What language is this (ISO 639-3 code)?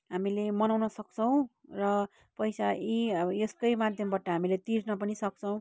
nep